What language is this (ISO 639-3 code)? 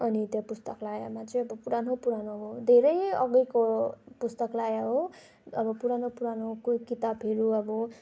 nep